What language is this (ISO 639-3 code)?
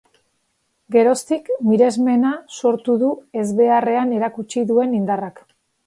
eus